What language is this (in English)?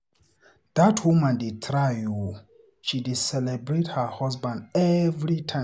Nigerian Pidgin